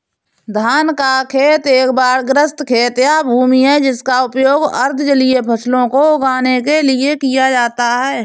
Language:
Hindi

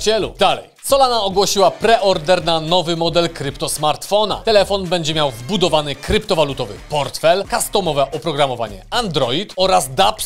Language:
Polish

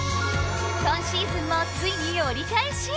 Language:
Japanese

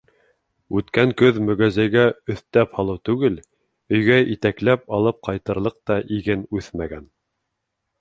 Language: Bashkir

